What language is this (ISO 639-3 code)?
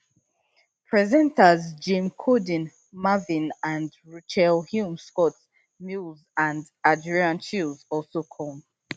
pcm